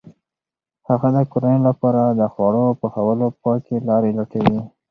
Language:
Pashto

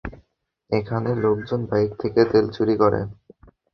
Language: Bangla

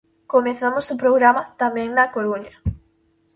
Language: Galician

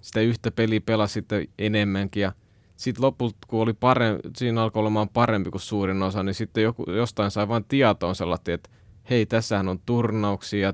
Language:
Finnish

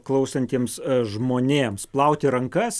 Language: Lithuanian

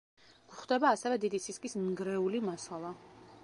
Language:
Georgian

